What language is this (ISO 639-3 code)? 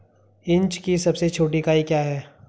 hin